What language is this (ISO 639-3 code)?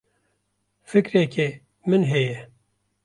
kur